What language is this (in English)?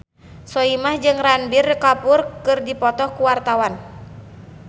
Sundanese